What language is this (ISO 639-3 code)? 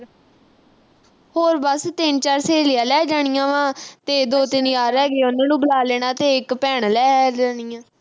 pan